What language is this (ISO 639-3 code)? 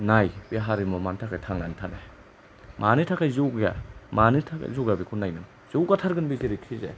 brx